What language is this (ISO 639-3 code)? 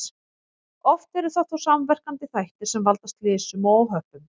isl